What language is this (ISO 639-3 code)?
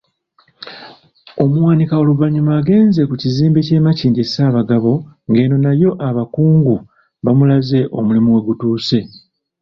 lug